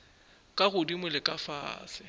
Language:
Northern Sotho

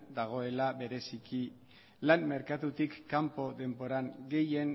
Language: Basque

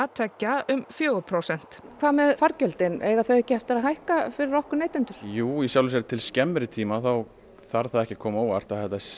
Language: Icelandic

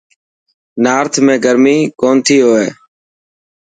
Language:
Dhatki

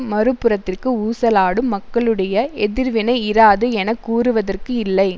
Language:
Tamil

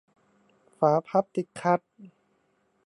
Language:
Thai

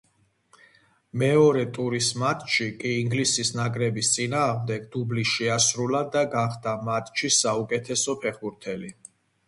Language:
Georgian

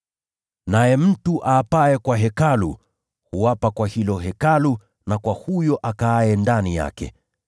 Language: Swahili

